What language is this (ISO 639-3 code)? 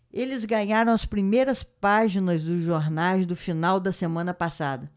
por